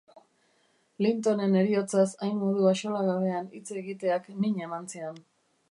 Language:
Basque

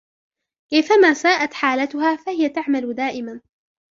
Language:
Arabic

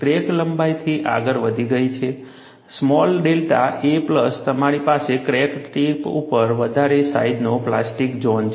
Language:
Gujarati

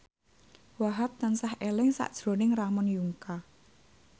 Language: Javanese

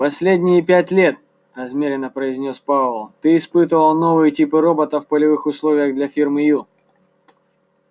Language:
Russian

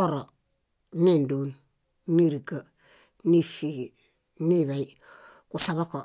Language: Bayot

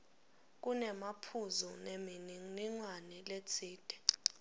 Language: Swati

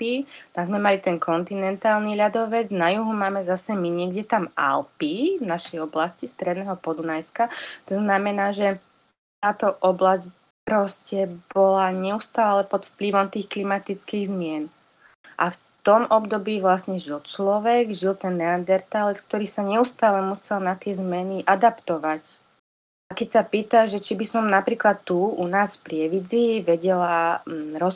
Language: Slovak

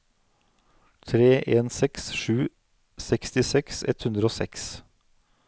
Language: Norwegian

